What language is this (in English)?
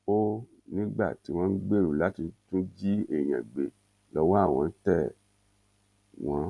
Yoruba